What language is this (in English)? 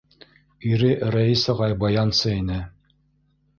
Bashkir